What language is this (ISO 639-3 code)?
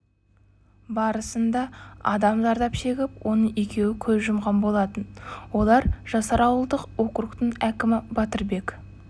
kaz